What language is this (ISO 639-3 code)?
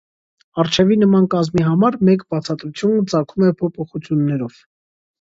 hye